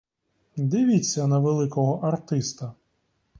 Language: Ukrainian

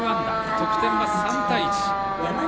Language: Japanese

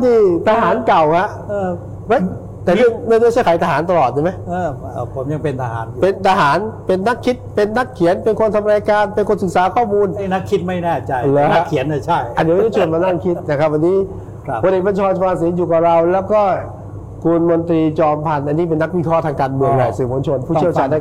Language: Thai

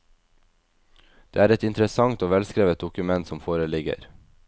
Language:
Norwegian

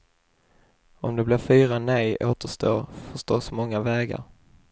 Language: Swedish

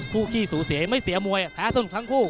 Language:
Thai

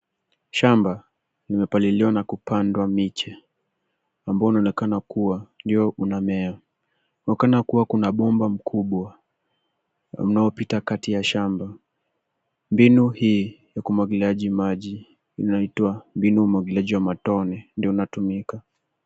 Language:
Swahili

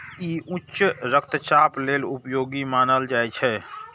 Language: Maithili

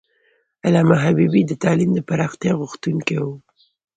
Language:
Pashto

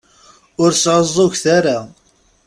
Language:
Kabyle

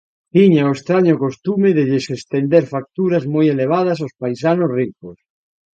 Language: Galician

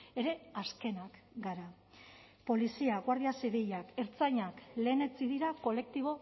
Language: Basque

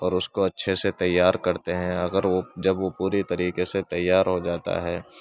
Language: Urdu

